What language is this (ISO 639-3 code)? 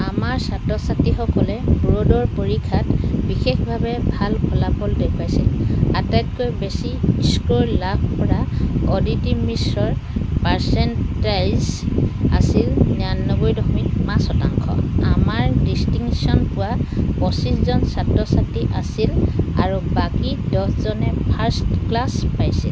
asm